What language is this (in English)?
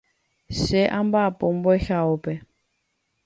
Guarani